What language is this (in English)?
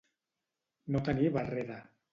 Catalan